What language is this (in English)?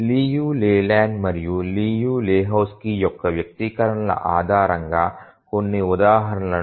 Telugu